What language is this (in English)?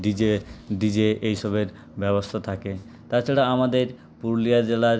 Bangla